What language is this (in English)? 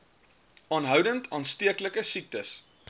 Afrikaans